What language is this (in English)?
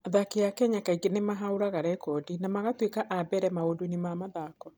Kikuyu